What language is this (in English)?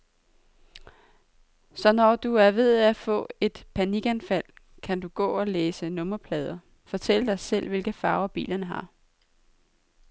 Danish